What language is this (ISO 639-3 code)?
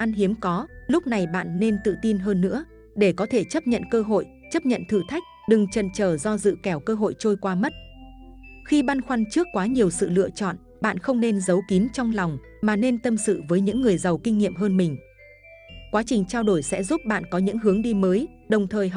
vie